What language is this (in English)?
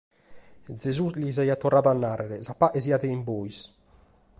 Sardinian